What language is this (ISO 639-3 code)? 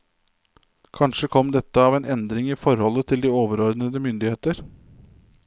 nor